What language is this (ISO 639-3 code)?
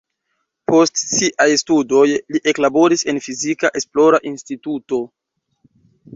epo